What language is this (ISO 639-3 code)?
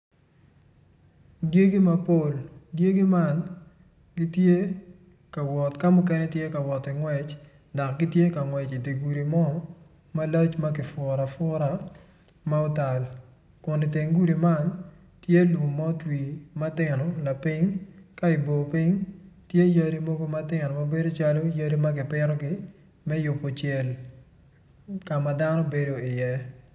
ach